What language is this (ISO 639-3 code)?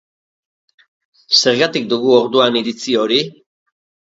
eus